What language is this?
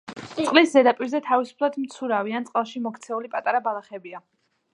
Georgian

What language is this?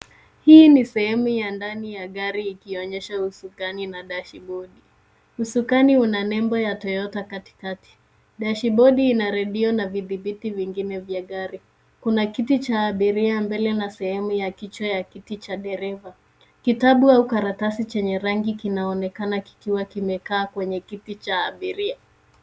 Swahili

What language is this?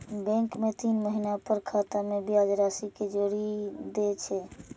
Maithili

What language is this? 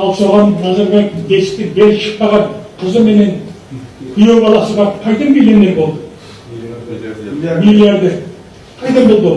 Kazakh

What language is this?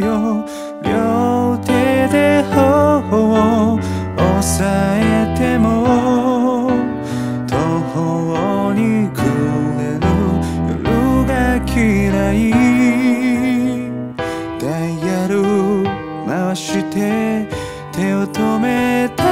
Korean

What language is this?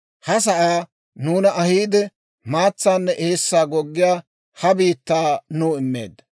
Dawro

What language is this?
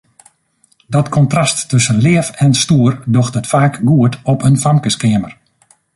Western Frisian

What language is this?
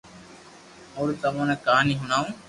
Loarki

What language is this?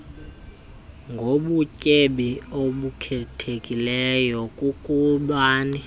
Xhosa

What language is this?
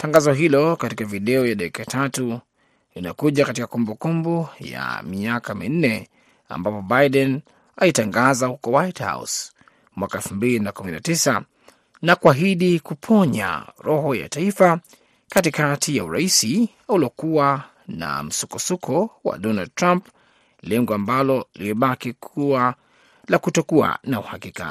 Swahili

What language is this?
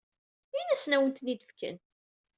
Kabyle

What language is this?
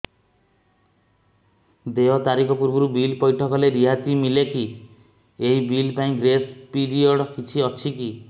Odia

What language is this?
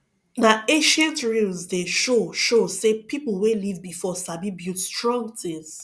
Nigerian Pidgin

